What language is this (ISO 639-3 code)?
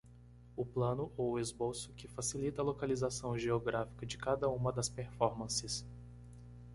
por